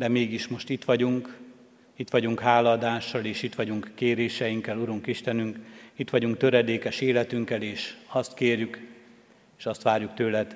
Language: Hungarian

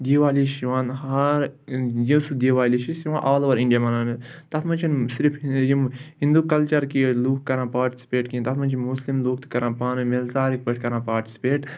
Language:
Kashmiri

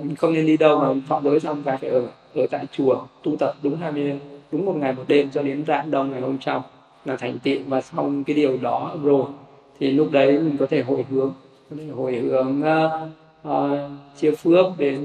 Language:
Vietnamese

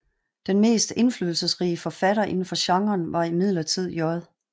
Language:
Danish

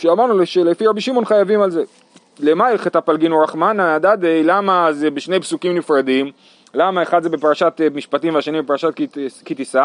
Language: Hebrew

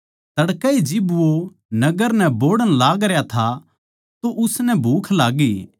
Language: Haryanvi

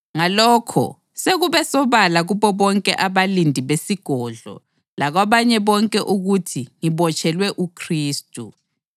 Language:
North Ndebele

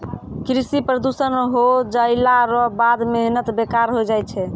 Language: Maithili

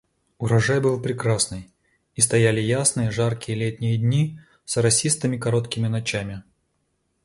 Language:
Russian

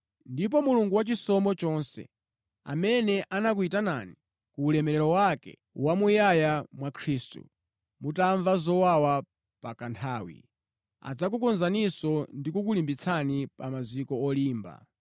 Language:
Nyanja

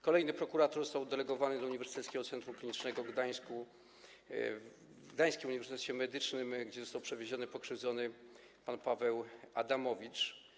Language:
Polish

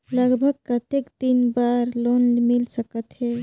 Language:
Chhattisgarhi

